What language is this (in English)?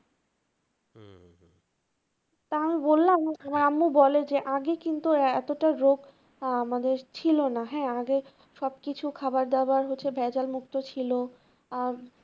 Bangla